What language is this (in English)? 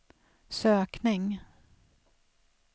Swedish